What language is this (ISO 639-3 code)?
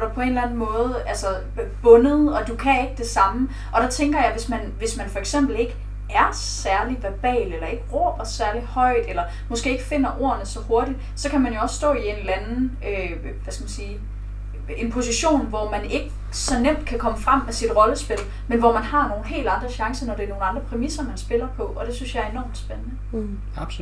dan